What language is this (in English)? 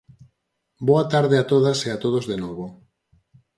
Galician